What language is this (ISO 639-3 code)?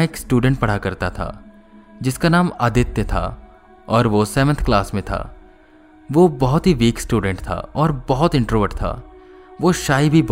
hin